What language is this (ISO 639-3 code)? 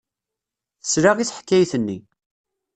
kab